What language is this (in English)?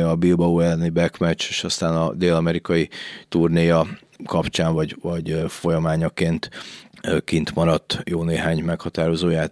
Hungarian